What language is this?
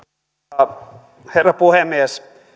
Finnish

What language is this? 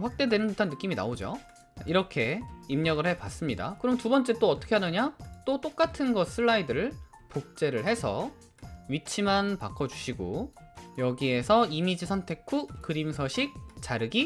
Korean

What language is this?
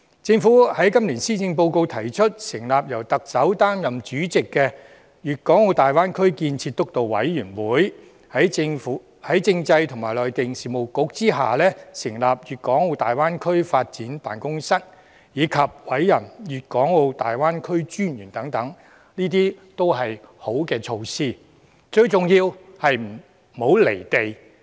Cantonese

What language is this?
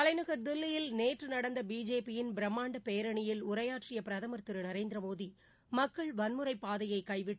Tamil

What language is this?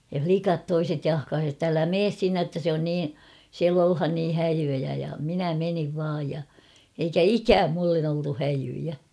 Finnish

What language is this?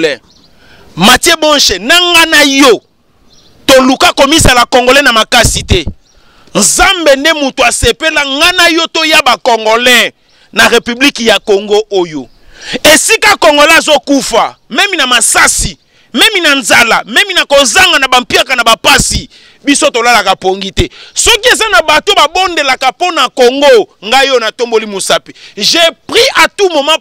French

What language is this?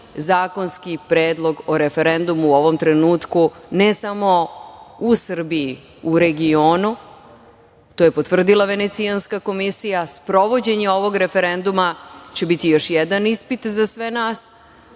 Serbian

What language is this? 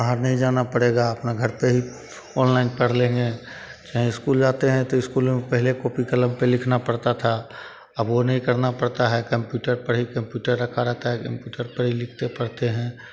Hindi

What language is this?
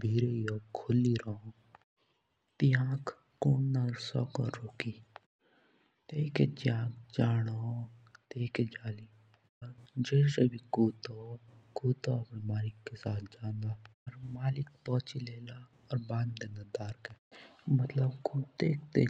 Jaunsari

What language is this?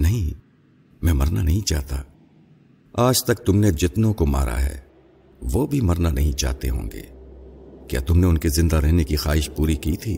Urdu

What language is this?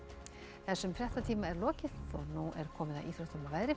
Icelandic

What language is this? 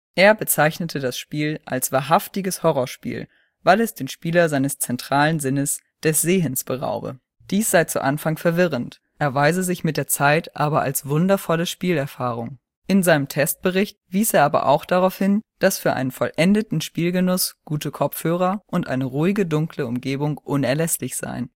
German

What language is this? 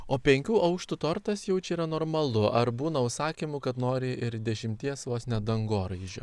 Lithuanian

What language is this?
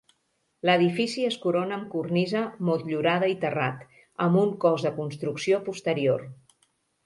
Catalan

